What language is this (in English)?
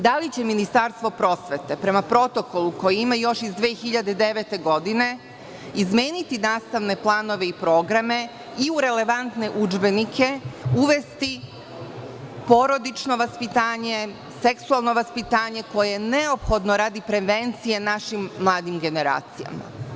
Serbian